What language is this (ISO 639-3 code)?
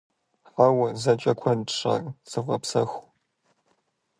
kbd